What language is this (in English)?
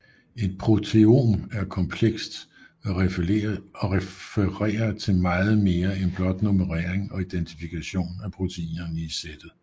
Danish